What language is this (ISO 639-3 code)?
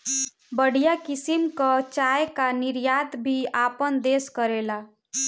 bho